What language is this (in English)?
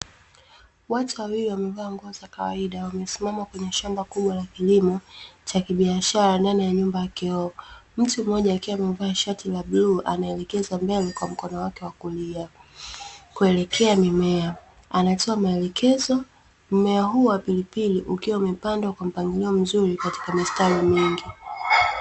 Swahili